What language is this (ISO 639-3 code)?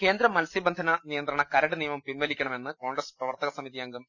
mal